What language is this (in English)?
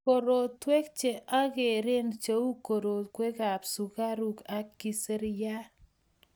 Kalenjin